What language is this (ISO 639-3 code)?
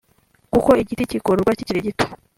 kin